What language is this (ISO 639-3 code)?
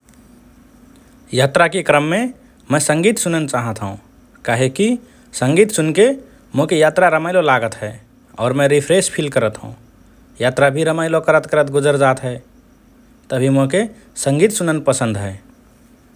thr